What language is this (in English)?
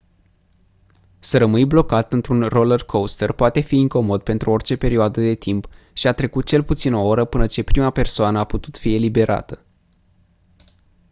Romanian